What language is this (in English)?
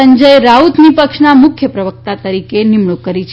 Gujarati